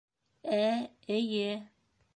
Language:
Bashkir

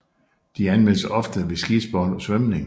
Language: Danish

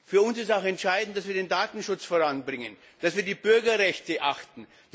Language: German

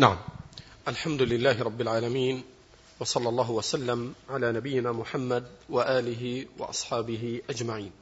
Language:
Arabic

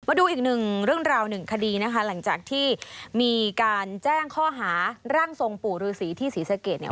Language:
Thai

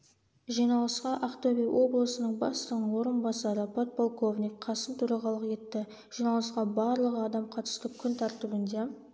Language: Kazakh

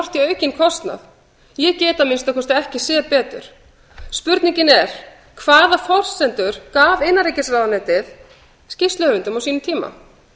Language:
Icelandic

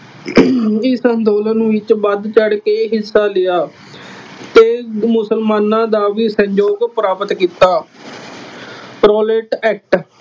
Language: Punjabi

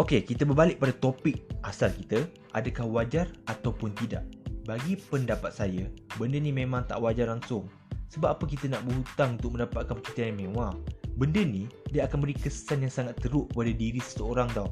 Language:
Malay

